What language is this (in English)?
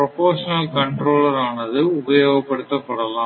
Tamil